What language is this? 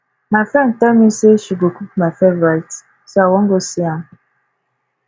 Nigerian Pidgin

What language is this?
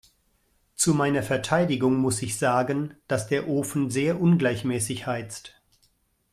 German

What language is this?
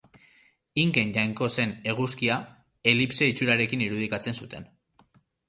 Basque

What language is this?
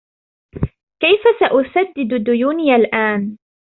Arabic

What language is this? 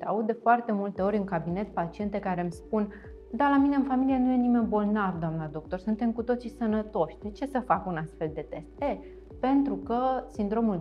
Romanian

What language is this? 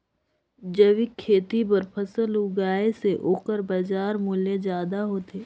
Chhattisgarhi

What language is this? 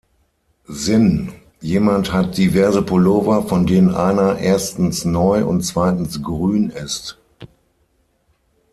German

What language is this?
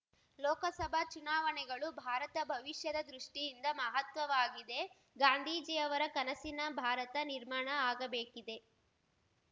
Kannada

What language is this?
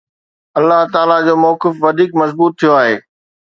Sindhi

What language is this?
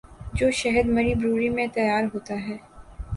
Urdu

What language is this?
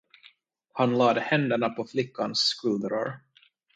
Swedish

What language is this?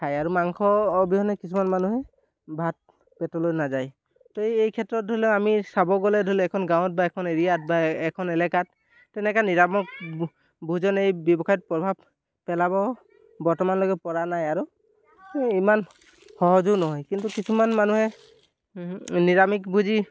Assamese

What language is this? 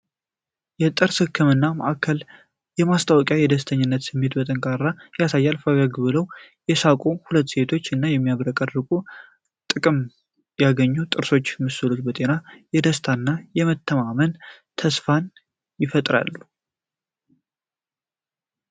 Amharic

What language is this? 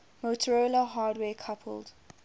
English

